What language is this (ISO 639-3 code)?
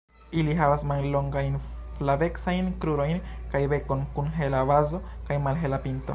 epo